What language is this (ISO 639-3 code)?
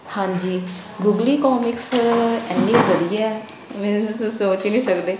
pan